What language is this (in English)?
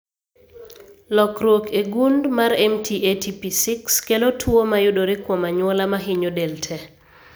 Luo (Kenya and Tanzania)